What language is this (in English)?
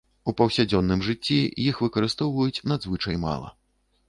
Belarusian